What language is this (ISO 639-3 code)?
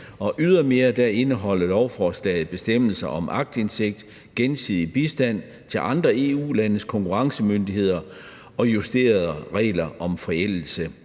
dan